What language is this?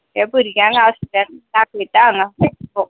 Konkani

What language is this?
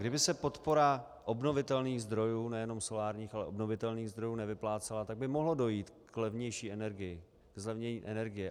Czech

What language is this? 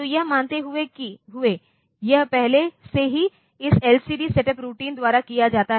Hindi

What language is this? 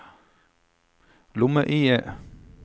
Norwegian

